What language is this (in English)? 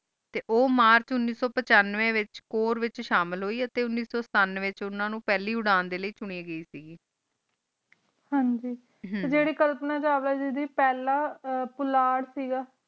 Punjabi